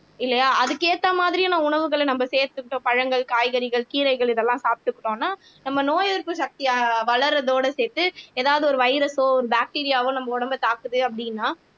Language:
Tamil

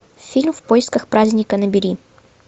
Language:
Russian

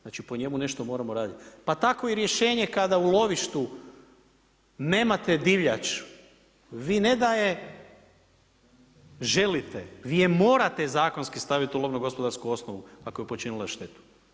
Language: Croatian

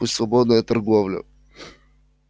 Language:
Russian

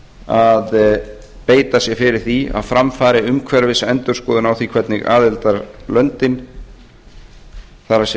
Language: Icelandic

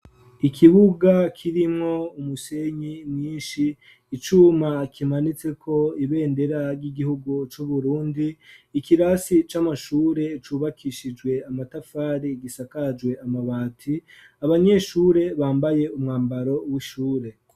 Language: Rundi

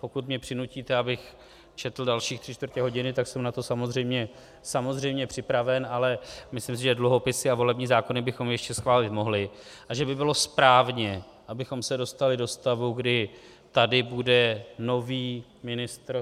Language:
Czech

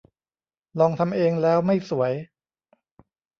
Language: Thai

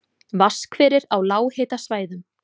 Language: Icelandic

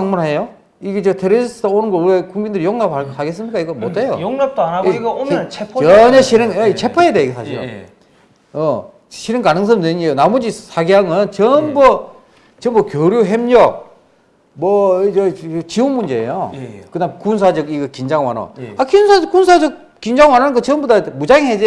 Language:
Korean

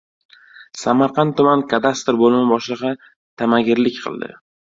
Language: Uzbek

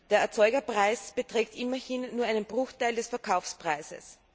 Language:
German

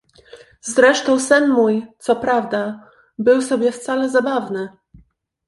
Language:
Polish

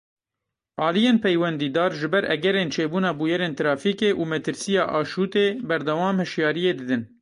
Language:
Kurdish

